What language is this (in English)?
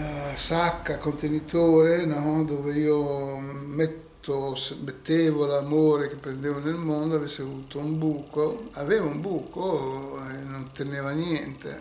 Italian